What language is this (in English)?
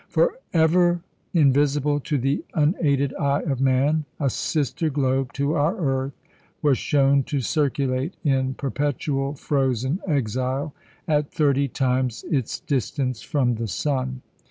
English